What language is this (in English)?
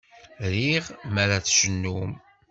Kabyle